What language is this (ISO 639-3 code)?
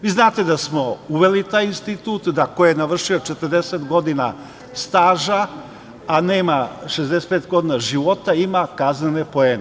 srp